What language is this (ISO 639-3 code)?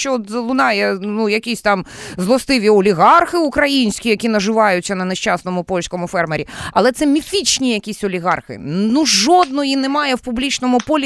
ukr